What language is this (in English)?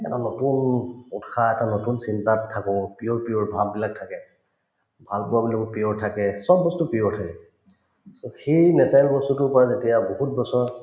Assamese